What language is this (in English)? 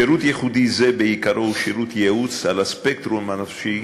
Hebrew